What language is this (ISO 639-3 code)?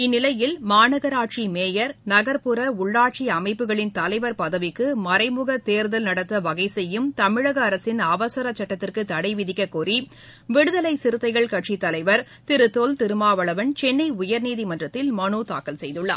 tam